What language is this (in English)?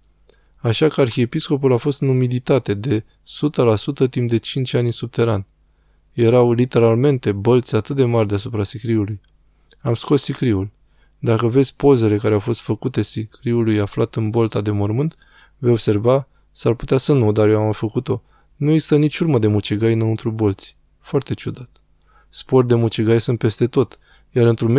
Romanian